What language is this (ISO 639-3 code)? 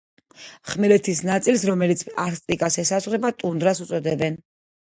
kat